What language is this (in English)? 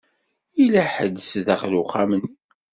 Kabyle